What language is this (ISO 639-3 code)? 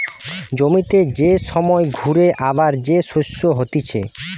ben